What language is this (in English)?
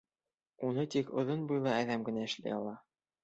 Bashkir